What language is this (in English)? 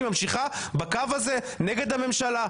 Hebrew